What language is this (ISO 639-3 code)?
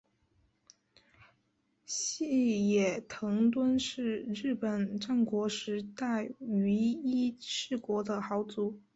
zho